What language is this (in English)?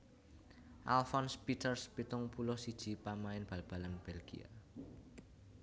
Javanese